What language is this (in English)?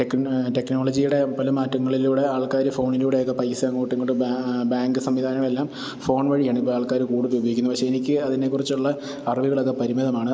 Malayalam